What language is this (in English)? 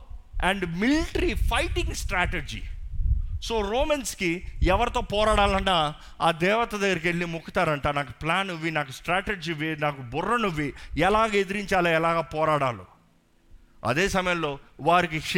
Telugu